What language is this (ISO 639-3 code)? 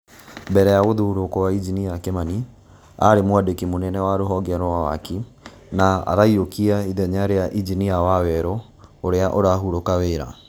kik